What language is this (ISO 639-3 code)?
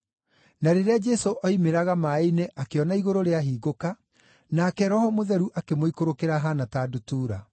kik